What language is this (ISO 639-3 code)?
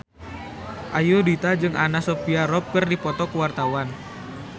sun